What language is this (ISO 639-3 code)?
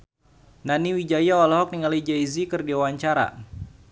sun